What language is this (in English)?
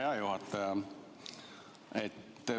Estonian